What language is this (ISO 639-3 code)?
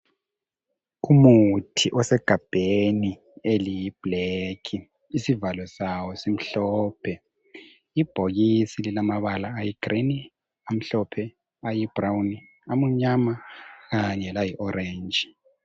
nde